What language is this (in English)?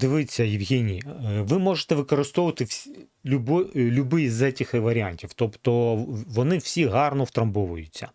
Ukrainian